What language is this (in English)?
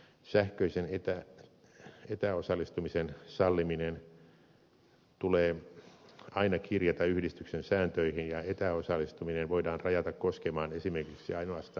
Finnish